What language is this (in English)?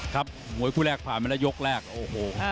Thai